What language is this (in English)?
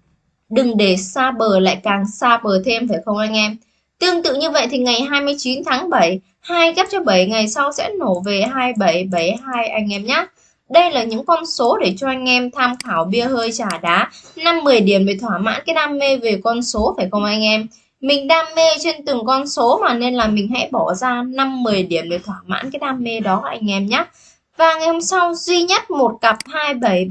Vietnamese